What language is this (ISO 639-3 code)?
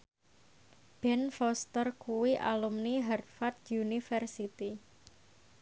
jav